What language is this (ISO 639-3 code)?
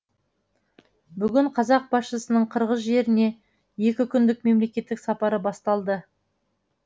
kaz